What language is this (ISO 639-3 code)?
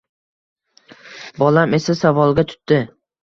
uzb